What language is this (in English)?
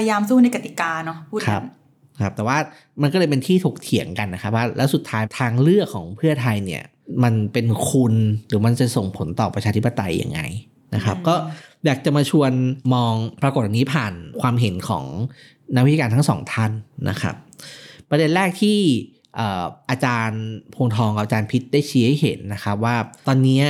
Thai